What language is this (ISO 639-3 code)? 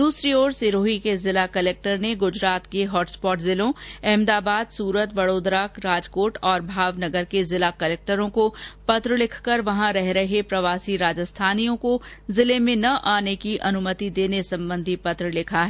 hin